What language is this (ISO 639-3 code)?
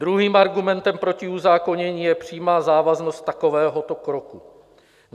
ces